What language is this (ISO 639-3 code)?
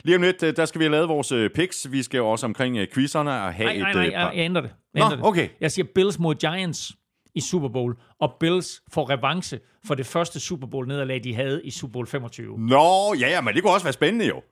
dan